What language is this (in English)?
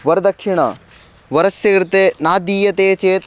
Sanskrit